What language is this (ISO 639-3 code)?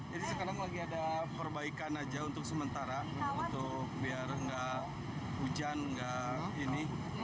ind